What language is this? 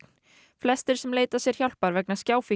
Icelandic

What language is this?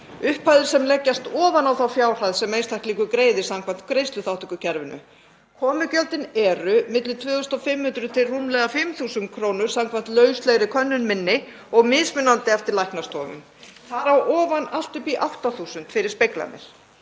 Icelandic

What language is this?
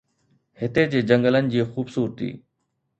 Sindhi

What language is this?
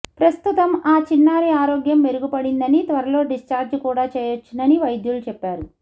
Telugu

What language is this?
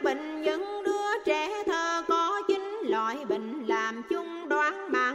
Vietnamese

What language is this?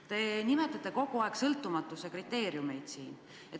Estonian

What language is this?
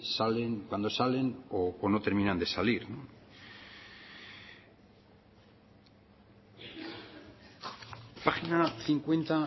Spanish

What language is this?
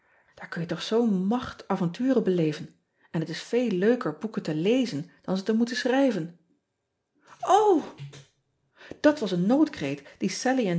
Dutch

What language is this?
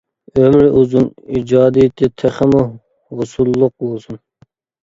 Uyghur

